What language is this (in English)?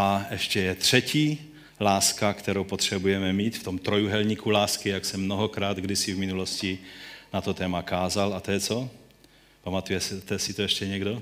Czech